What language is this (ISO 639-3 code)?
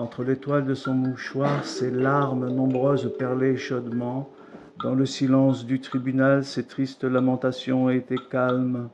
fra